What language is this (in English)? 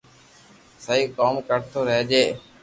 Loarki